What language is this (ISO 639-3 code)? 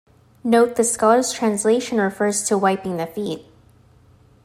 eng